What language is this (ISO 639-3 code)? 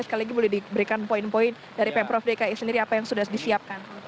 ind